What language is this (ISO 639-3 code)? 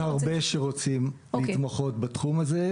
heb